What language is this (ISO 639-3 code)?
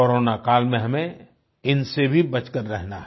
hin